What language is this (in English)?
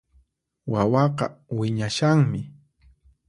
Puno Quechua